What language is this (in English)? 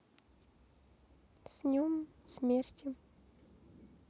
Russian